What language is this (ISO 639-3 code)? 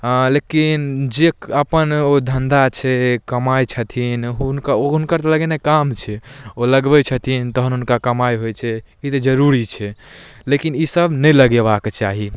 mai